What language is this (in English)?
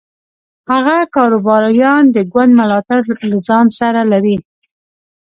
Pashto